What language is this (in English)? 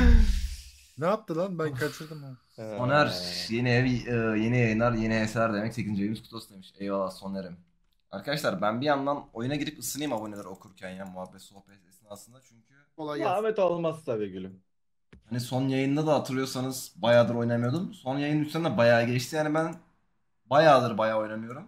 Turkish